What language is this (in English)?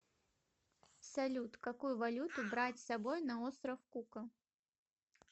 Russian